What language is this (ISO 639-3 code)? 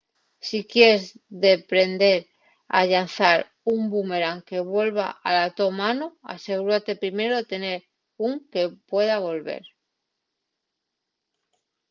ast